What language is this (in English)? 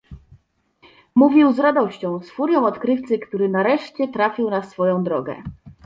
Polish